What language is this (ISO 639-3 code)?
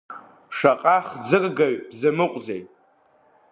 abk